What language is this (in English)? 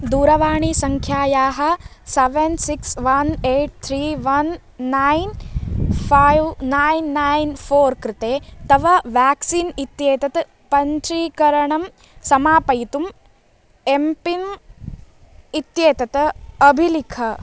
Sanskrit